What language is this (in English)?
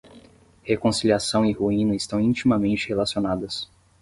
Portuguese